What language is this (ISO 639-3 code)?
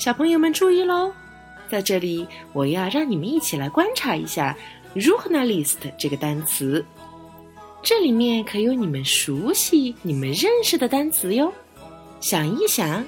zho